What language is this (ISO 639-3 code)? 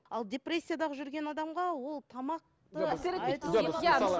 kaz